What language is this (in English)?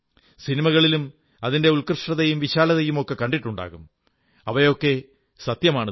Malayalam